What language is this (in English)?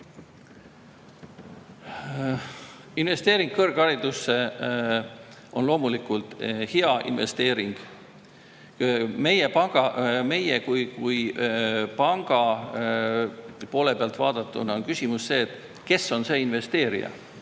Estonian